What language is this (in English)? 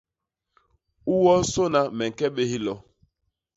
Basaa